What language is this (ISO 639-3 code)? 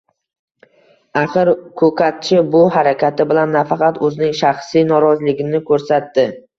uzb